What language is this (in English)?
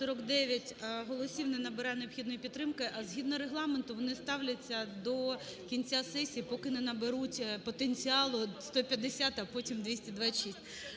Ukrainian